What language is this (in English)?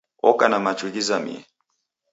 Taita